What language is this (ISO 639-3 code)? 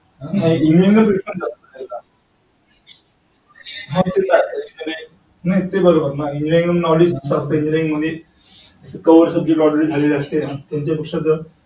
mar